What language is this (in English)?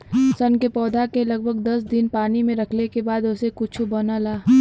Bhojpuri